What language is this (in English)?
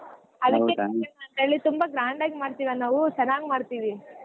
Kannada